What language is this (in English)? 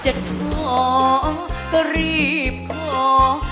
Thai